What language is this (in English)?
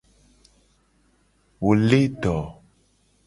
Gen